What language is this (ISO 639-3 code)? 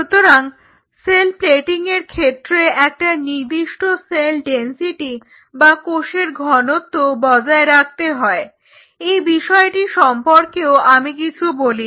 ben